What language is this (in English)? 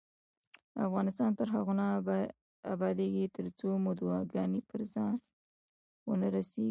Pashto